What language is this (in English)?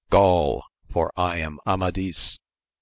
English